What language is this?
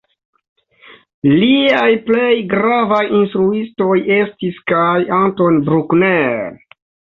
Esperanto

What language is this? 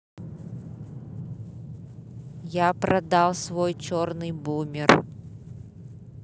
Russian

